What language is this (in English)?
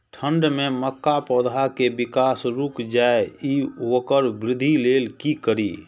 Maithili